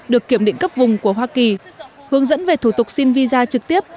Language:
Vietnamese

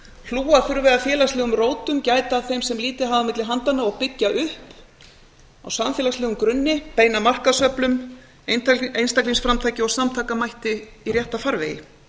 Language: Icelandic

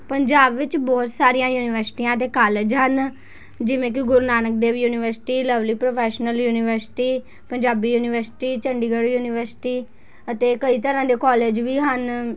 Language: Punjabi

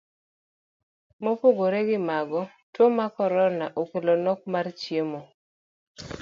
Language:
Luo (Kenya and Tanzania)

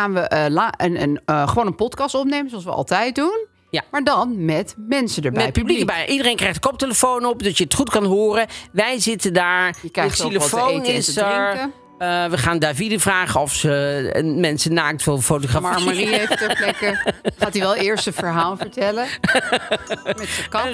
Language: Dutch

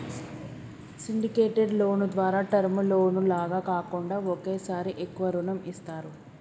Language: Telugu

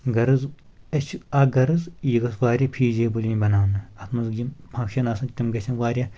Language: Kashmiri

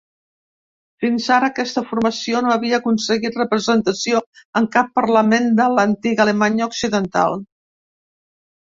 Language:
Catalan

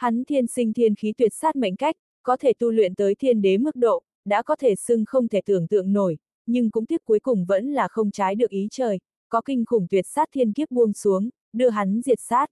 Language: Vietnamese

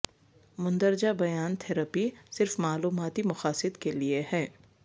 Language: Urdu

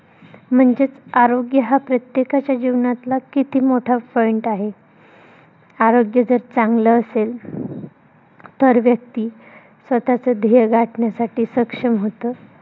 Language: Marathi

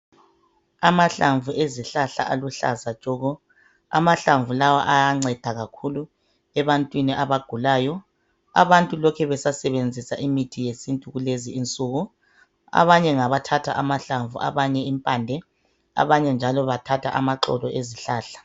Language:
North Ndebele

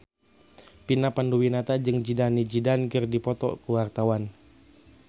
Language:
Sundanese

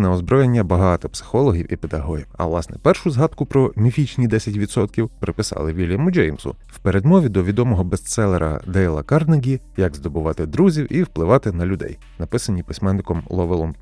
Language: Ukrainian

